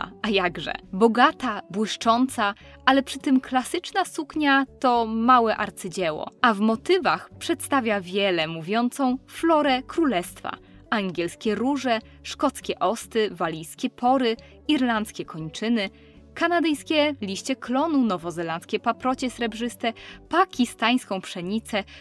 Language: Polish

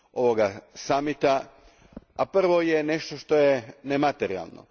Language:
Croatian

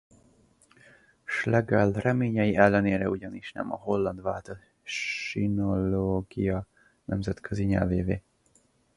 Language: Hungarian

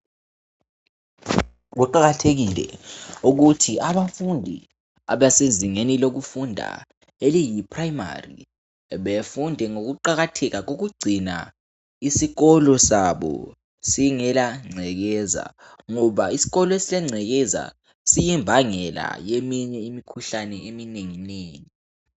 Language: North Ndebele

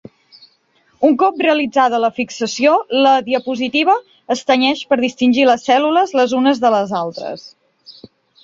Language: Catalan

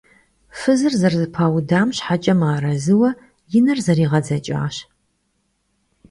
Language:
Kabardian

